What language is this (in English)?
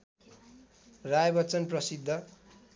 Nepali